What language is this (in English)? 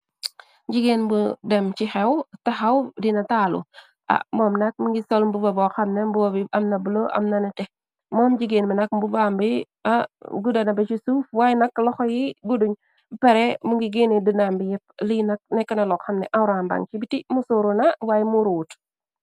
Wolof